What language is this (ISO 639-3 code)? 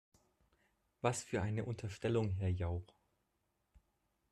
deu